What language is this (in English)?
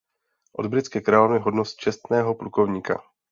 Czech